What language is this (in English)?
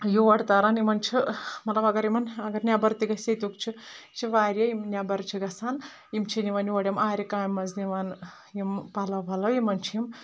Kashmiri